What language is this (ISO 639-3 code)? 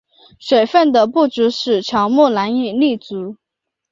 zho